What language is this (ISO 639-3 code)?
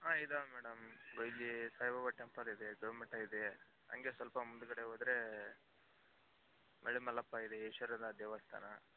kan